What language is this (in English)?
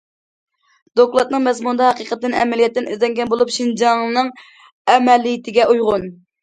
Uyghur